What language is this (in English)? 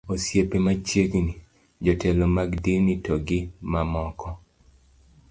Luo (Kenya and Tanzania)